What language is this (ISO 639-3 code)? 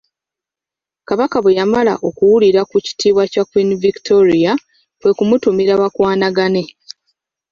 lug